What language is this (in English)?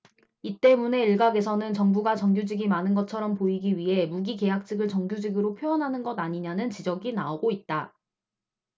Korean